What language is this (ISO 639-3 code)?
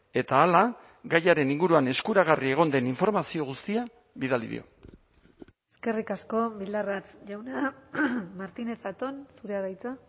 eus